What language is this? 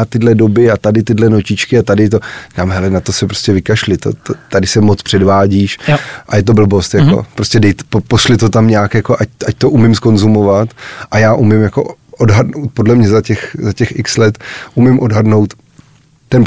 Czech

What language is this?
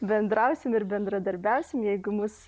Lithuanian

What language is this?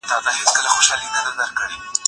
Pashto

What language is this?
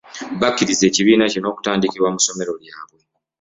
Ganda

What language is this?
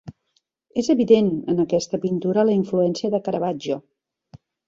Catalan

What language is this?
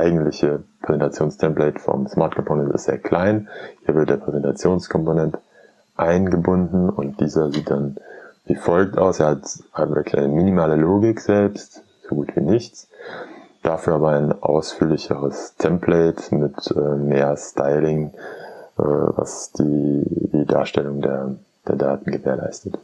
German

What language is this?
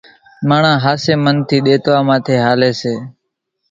Kachi Koli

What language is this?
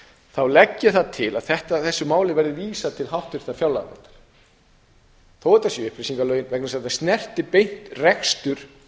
Icelandic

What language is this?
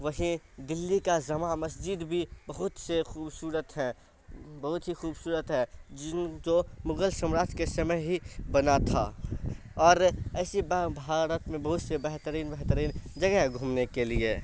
Urdu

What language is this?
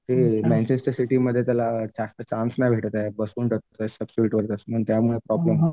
Marathi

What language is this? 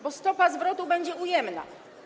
Polish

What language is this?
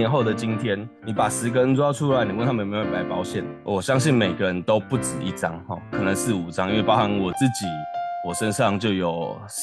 Chinese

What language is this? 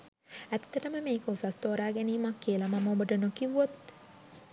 Sinhala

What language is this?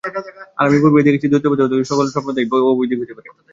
Bangla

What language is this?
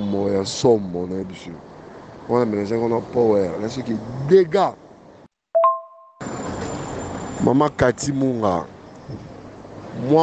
French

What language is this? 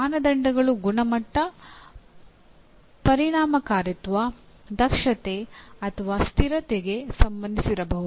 Kannada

